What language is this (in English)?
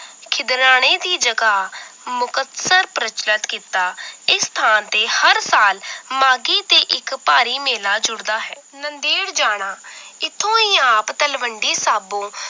Punjabi